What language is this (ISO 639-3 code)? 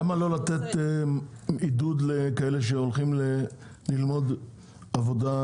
heb